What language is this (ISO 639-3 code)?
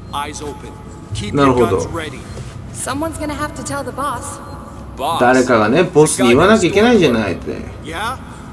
jpn